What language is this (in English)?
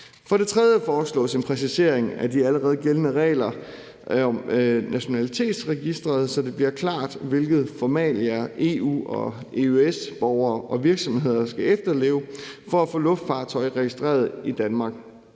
Danish